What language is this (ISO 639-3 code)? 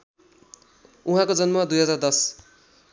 nep